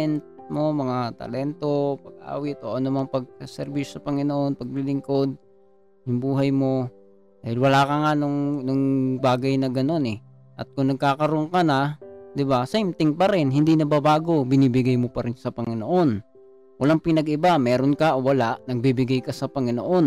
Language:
Filipino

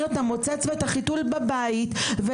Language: Hebrew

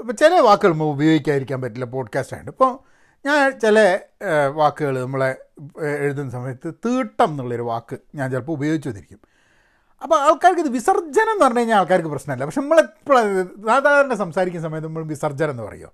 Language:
Malayalam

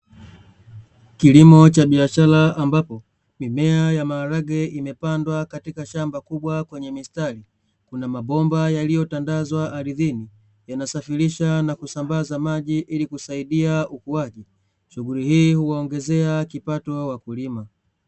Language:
Swahili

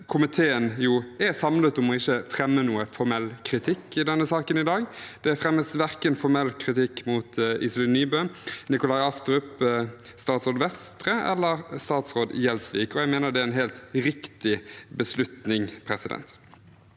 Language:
Norwegian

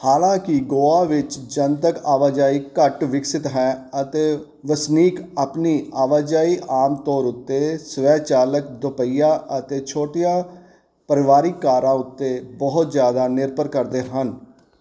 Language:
Punjabi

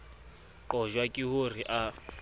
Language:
Southern Sotho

